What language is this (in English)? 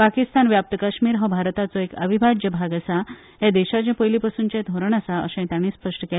Konkani